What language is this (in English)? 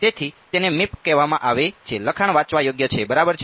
Gujarati